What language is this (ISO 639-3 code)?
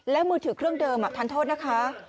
tha